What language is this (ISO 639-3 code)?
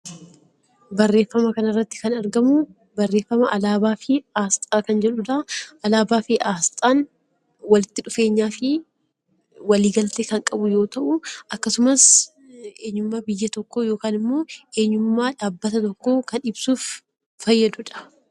orm